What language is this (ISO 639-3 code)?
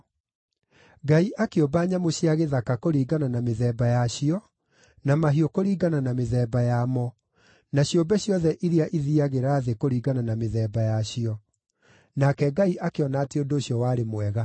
kik